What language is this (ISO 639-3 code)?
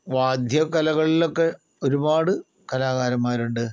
mal